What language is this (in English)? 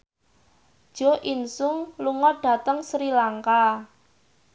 Javanese